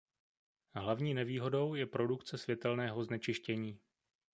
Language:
Czech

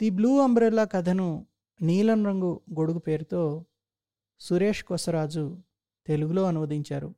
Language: Telugu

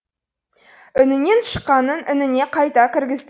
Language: Kazakh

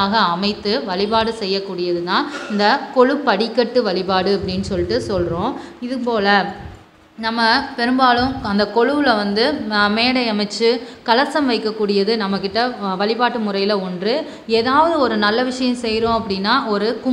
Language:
English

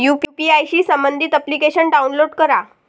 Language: Marathi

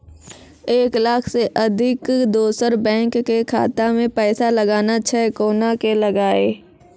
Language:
Maithili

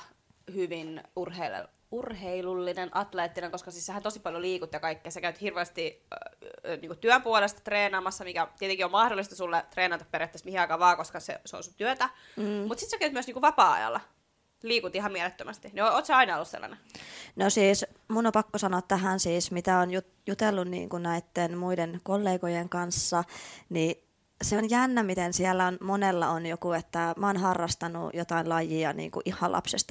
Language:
Finnish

